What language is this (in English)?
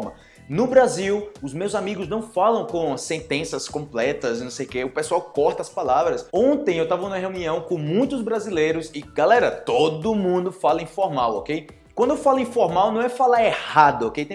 Portuguese